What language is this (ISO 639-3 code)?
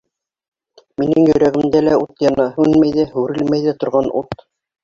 bak